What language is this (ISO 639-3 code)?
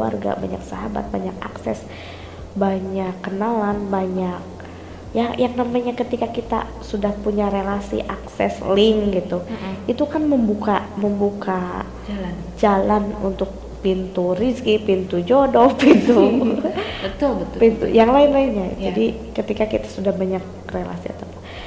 ind